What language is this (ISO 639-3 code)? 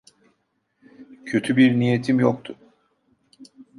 tur